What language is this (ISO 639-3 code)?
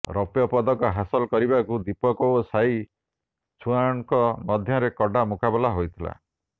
ori